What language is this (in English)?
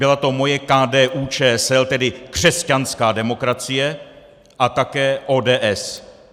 Czech